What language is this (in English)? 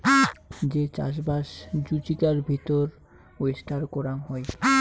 Bangla